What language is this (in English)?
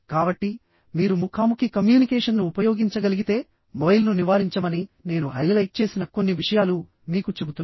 Telugu